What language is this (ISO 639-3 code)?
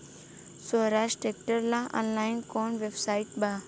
bho